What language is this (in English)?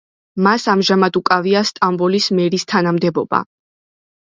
Georgian